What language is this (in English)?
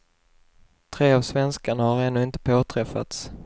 Swedish